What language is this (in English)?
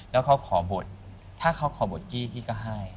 Thai